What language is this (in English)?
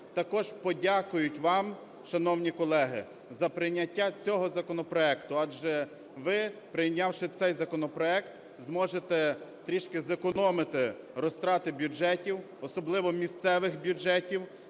Ukrainian